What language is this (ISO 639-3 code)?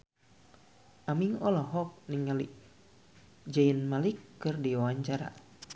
sun